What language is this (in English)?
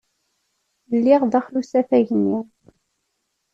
Kabyle